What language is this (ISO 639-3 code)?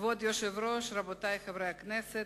heb